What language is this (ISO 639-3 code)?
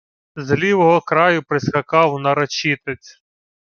ukr